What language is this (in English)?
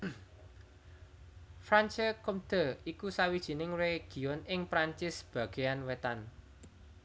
Javanese